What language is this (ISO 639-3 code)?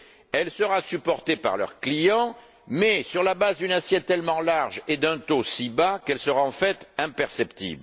fra